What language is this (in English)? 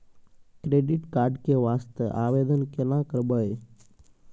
Maithili